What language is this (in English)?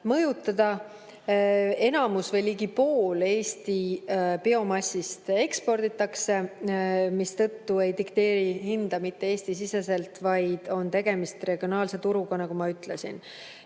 Estonian